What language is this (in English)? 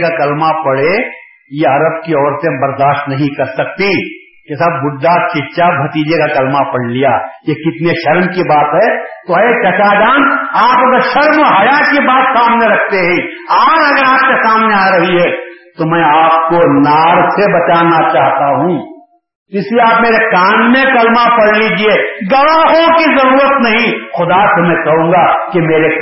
Urdu